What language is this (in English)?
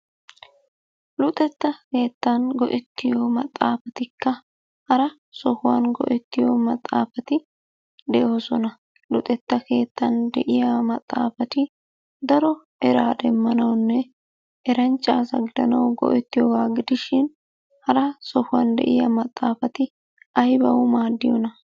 Wolaytta